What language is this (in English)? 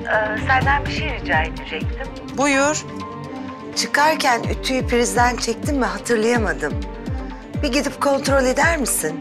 Turkish